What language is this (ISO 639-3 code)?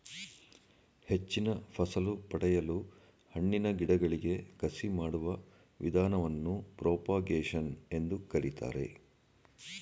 kan